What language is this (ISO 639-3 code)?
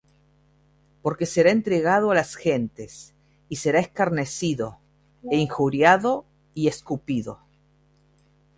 spa